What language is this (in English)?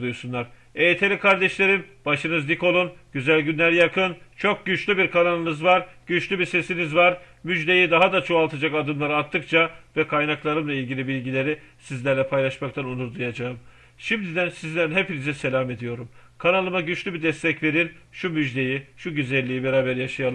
Turkish